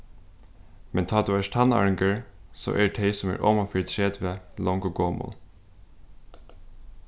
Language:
Faroese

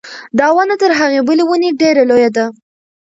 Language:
Pashto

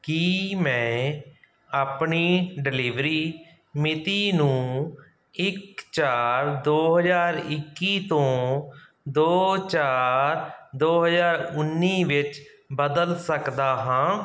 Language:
Punjabi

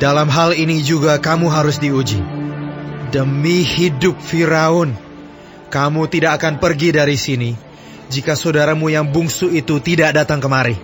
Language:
Indonesian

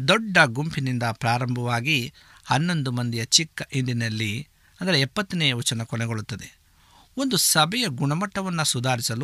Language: Kannada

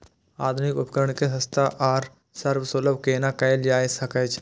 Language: Maithili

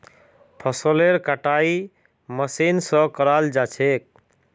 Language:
Magahi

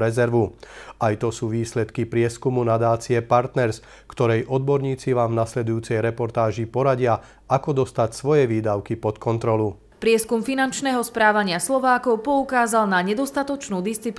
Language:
Slovak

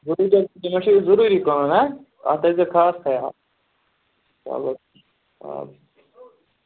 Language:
Kashmiri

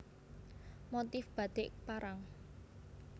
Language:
Javanese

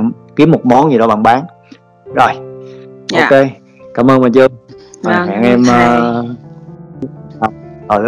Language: Vietnamese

